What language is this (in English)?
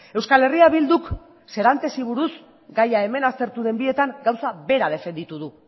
Basque